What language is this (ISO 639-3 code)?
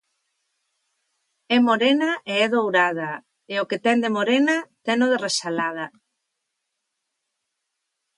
glg